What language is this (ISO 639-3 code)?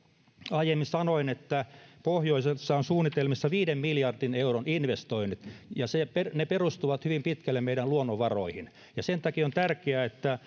fin